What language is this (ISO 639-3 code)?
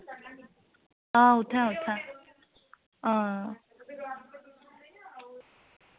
doi